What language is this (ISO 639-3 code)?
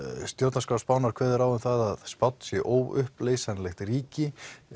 isl